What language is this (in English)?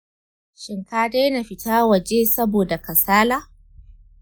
Hausa